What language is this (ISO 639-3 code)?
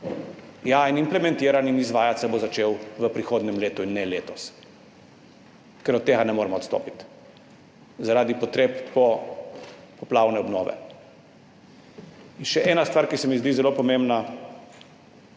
slv